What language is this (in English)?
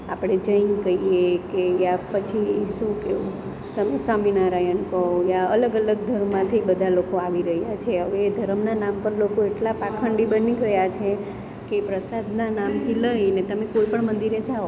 Gujarati